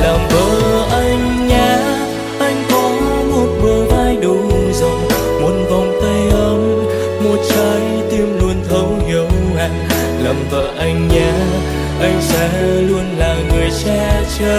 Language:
Vietnamese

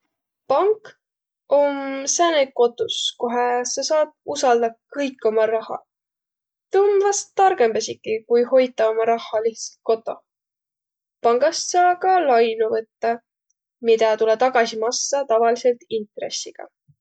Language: Võro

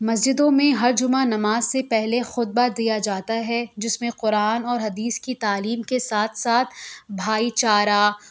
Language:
Urdu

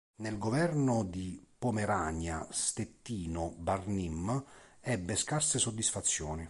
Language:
Italian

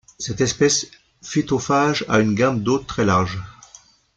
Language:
French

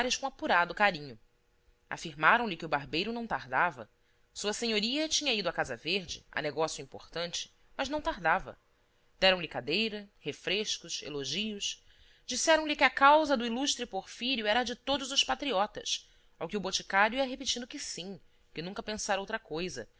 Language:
Portuguese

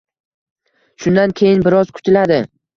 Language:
Uzbek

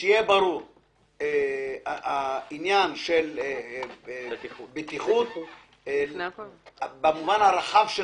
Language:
Hebrew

